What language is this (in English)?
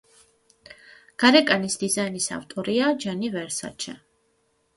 Georgian